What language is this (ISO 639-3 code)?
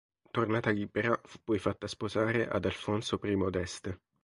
ita